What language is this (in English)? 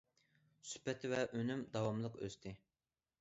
Uyghur